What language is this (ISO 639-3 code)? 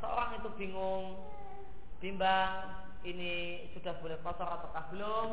ind